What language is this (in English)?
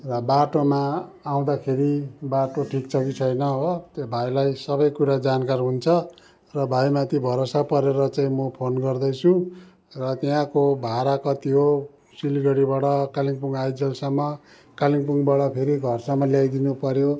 Nepali